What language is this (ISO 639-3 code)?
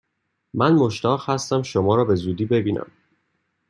fas